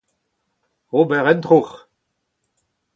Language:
Breton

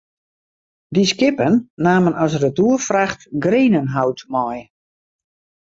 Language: Western Frisian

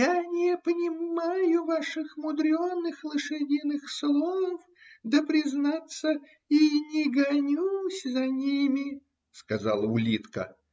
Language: Russian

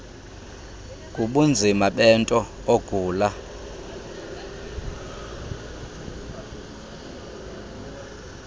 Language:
Xhosa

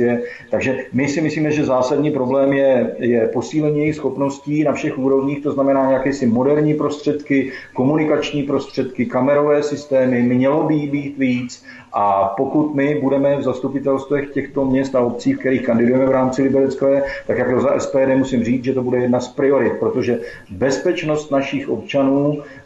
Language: Czech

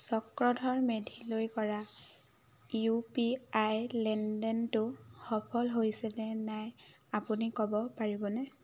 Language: Assamese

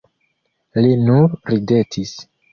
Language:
Esperanto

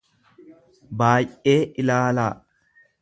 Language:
Oromo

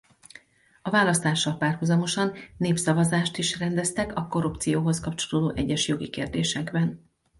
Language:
Hungarian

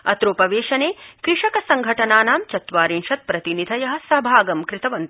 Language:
Sanskrit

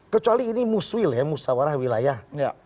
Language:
Indonesian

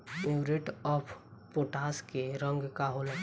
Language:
Bhojpuri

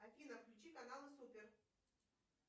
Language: Russian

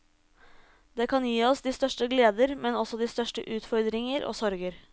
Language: Norwegian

